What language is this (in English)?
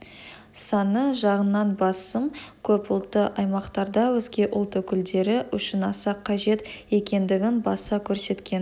Kazakh